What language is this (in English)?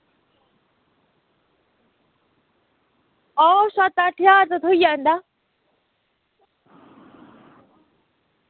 Dogri